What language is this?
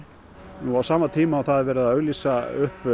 Icelandic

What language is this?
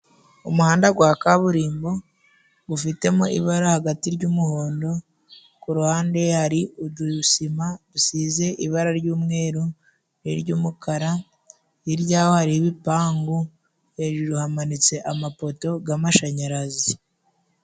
Kinyarwanda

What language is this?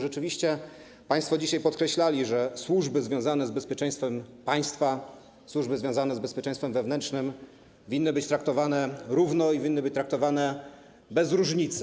Polish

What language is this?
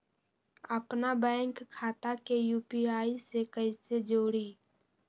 Magahi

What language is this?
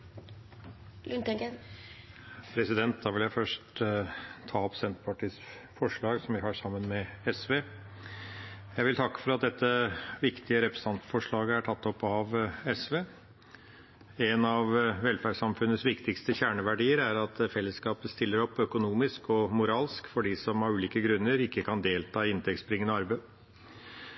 Norwegian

